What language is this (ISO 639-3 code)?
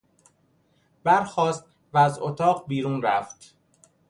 fas